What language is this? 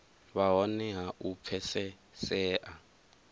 Venda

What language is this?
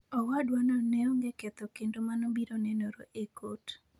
Luo (Kenya and Tanzania)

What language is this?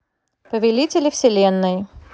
Russian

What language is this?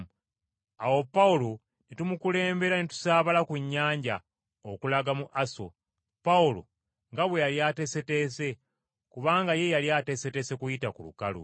Ganda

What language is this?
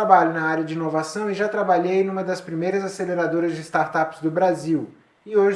Portuguese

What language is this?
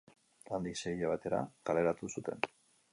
Basque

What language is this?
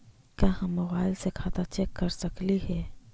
Magahi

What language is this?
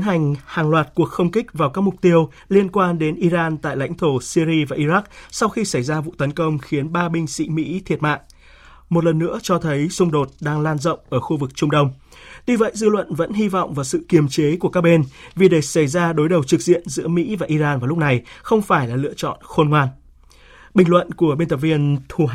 Vietnamese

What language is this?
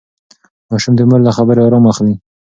Pashto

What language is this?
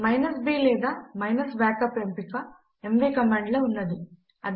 Telugu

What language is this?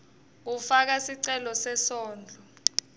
Swati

